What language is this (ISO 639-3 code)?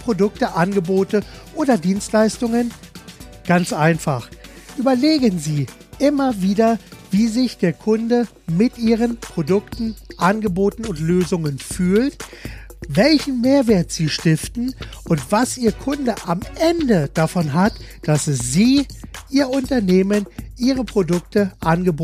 deu